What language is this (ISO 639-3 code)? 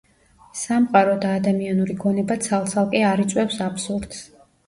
kat